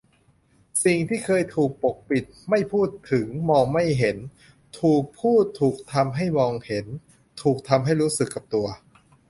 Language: Thai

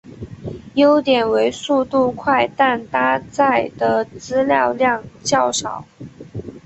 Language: Chinese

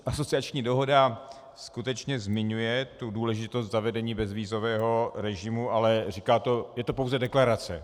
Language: Czech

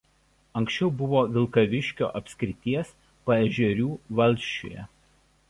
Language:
Lithuanian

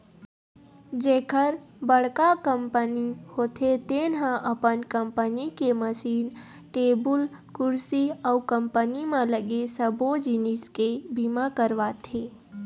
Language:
Chhattisgarhi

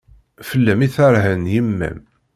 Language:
Kabyle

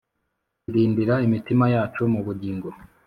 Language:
Kinyarwanda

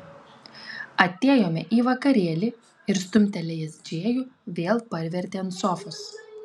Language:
Lithuanian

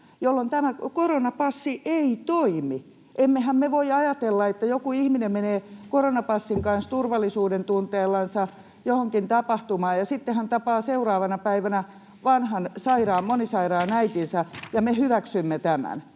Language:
Finnish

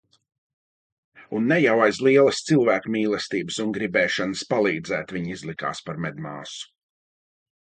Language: Latvian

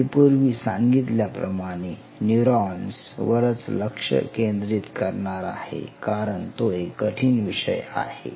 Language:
Marathi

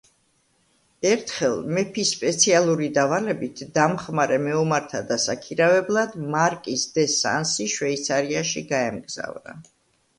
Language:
Georgian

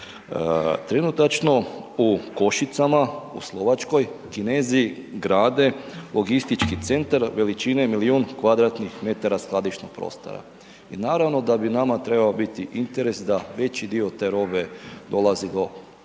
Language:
Croatian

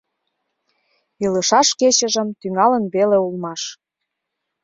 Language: Mari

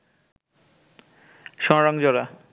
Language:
Bangla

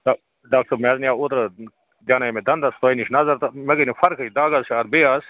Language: Kashmiri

